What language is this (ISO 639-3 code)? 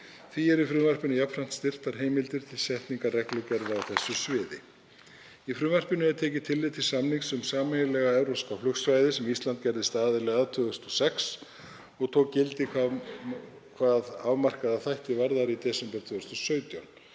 isl